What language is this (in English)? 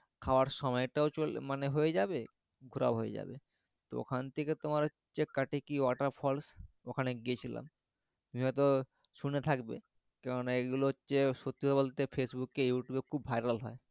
Bangla